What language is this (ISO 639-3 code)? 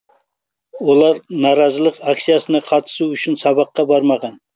kaz